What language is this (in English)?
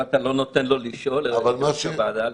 Hebrew